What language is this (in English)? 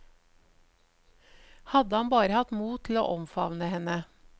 Norwegian